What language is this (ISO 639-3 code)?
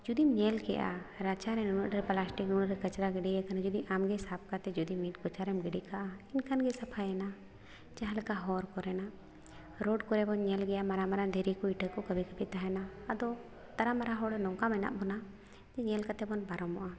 sat